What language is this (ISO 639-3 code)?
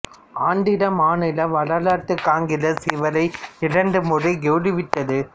tam